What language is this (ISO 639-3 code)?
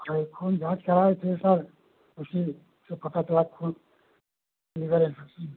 hin